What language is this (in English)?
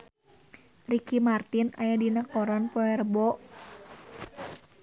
Sundanese